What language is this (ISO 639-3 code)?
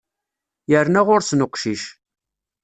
kab